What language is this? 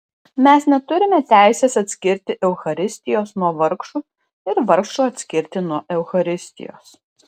Lithuanian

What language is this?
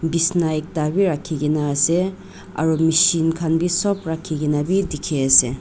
Naga Pidgin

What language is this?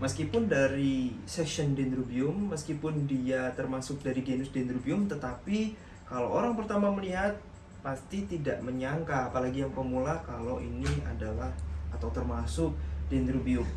Indonesian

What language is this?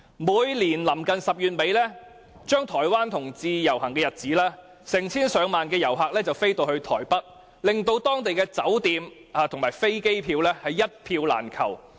Cantonese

